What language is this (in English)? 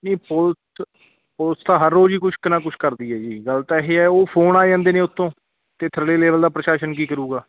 Punjabi